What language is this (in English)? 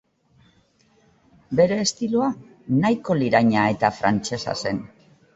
Basque